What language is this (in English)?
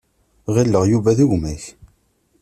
Kabyle